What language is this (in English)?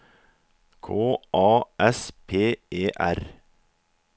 Norwegian